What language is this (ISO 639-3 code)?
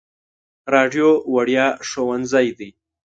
pus